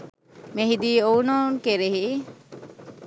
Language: Sinhala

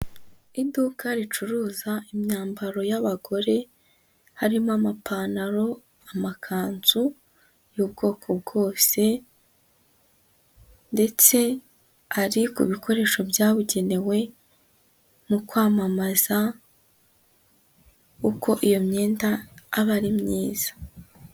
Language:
Kinyarwanda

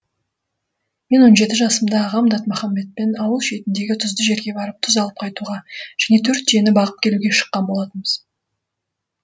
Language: Kazakh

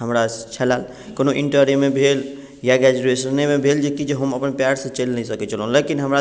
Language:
Maithili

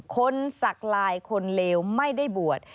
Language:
Thai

